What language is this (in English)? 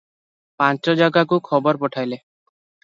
Odia